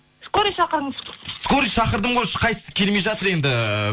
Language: Kazakh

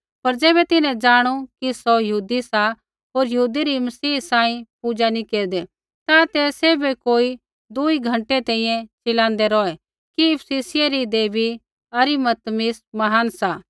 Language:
Kullu Pahari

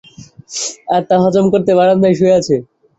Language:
Bangla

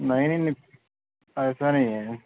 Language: Urdu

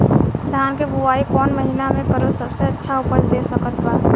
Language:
Bhojpuri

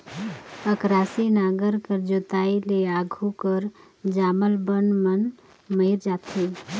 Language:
Chhattisgarhi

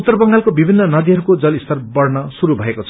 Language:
Nepali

